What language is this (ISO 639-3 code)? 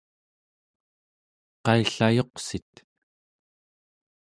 esu